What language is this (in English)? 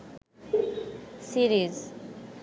Bangla